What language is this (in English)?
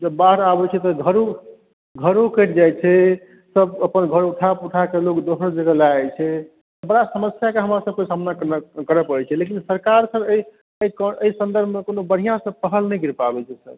Maithili